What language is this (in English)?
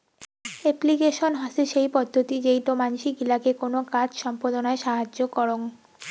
Bangla